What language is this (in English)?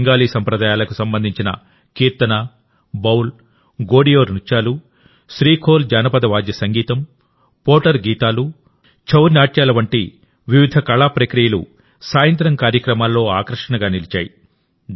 Telugu